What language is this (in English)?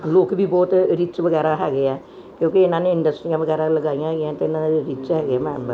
Punjabi